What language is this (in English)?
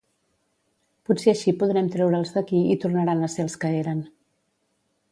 Catalan